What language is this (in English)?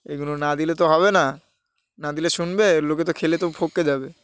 Bangla